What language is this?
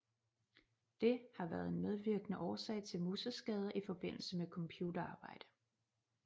Danish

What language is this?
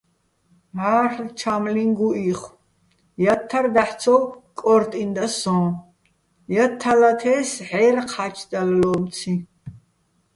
Bats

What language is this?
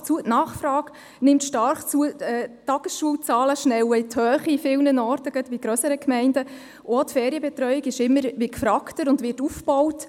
Swiss German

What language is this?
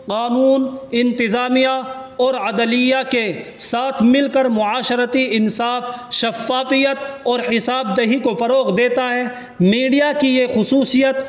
Urdu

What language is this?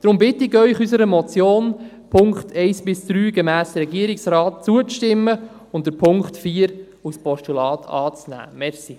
Swiss German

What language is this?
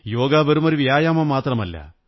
Malayalam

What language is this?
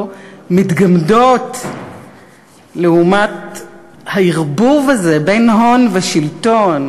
Hebrew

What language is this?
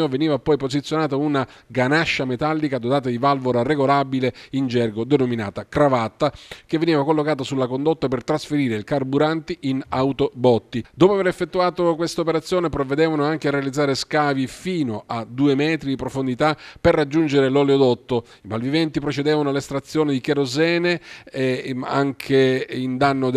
Italian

